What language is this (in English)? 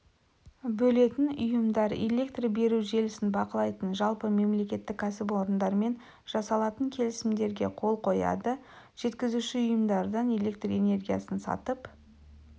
Kazakh